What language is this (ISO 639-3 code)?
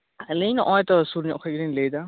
sat